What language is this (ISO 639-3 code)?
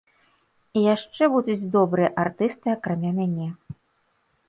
bel